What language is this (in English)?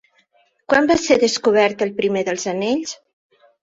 Catalan